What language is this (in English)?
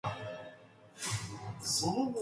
English